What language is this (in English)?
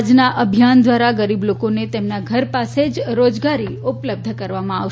Gujarati